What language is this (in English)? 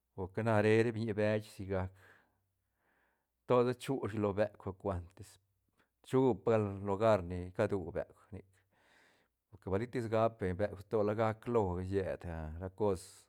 Santa Catarina Albarradas Zapotec